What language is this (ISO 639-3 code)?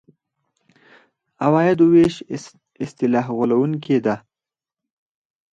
pus